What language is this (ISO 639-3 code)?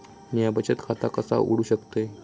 mar